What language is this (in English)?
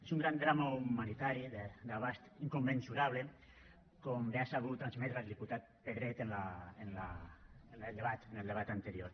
Catalan